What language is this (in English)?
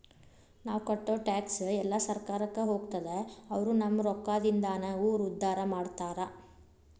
Kannada